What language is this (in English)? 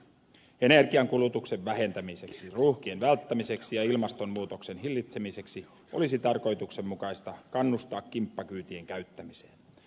Finnish